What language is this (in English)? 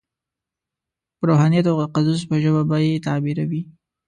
Pashto